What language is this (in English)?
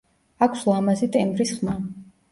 Georgian